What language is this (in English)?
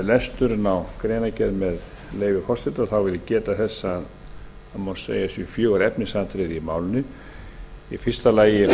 Icelandic